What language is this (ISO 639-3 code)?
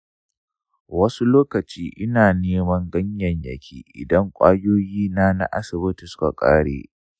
hau